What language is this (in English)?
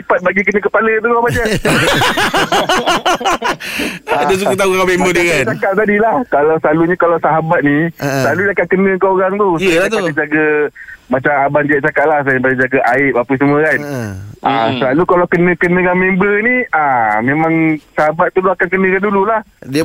Malay